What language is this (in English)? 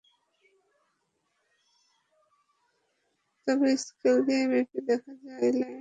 Bangla